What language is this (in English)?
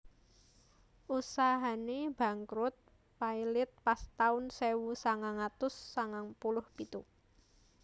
Javanese